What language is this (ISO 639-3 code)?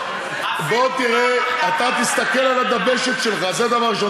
heb